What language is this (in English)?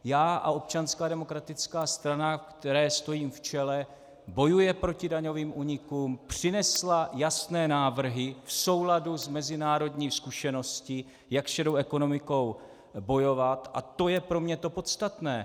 Czech